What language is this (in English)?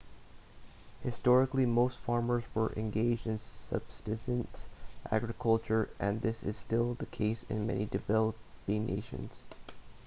English